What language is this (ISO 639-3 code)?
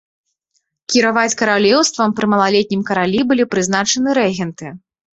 bel